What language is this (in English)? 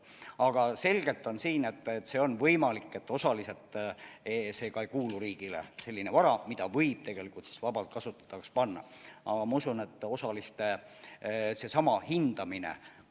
Estonian